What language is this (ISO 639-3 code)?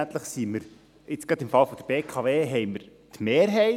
gsw